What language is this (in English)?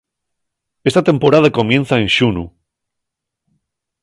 Asturian